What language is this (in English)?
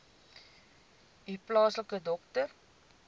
Afrikaans